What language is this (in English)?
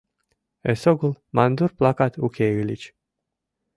Mari